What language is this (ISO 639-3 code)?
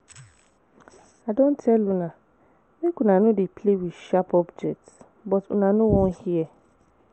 pcm